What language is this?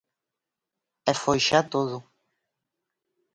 Galician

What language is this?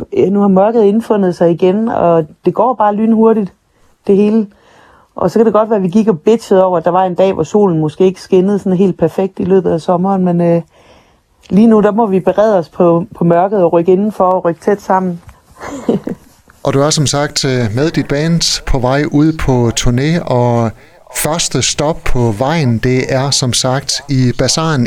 Danish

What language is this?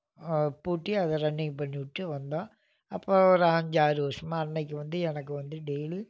Tamil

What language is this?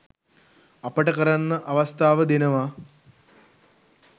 Sinhala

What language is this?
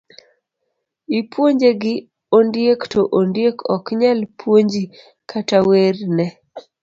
Luo (Kenya and Tanzania)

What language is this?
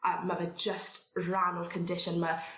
Welsh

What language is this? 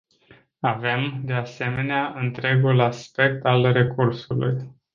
Romanian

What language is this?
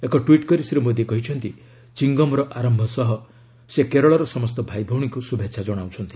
Odia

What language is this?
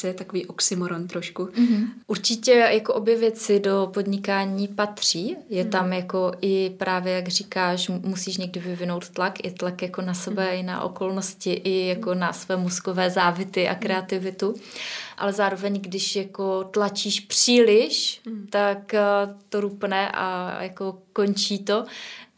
Czech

